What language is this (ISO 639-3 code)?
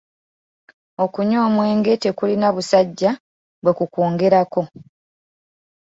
lug